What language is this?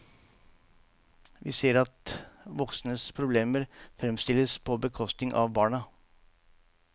Norwegian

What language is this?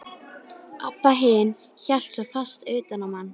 Icelandic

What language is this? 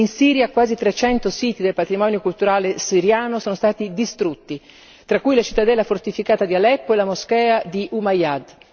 Italian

